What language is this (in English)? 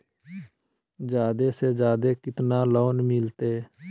Magahi